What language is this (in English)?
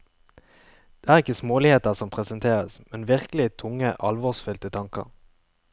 Norwegian